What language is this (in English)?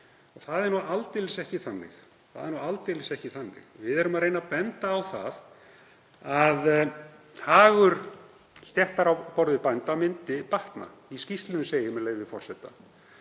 Icelandic